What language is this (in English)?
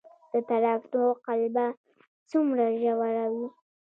Pashto